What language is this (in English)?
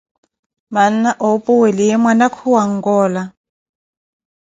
Koti